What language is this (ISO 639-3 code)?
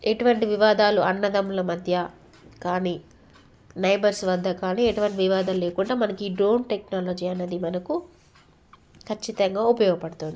tel